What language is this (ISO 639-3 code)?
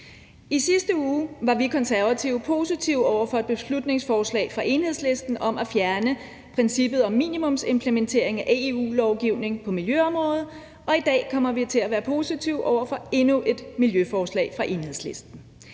dan